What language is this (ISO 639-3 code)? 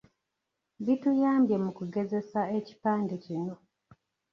lug